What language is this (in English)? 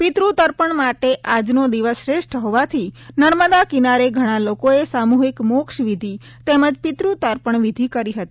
Gujarati